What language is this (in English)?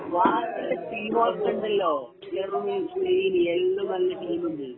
Malayalam